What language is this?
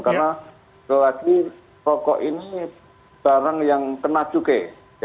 Indonesian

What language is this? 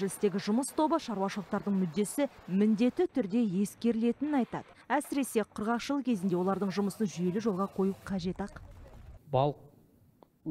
Russian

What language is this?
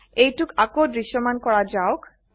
Assamese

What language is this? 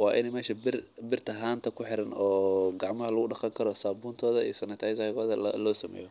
Somali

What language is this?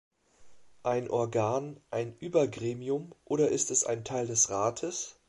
German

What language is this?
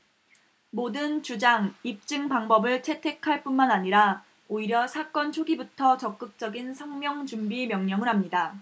Korean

